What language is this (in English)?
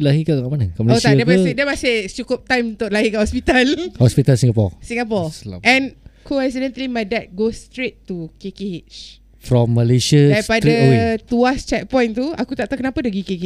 Malay